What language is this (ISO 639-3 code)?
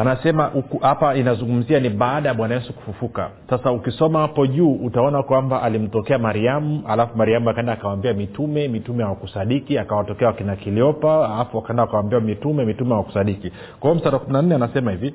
swa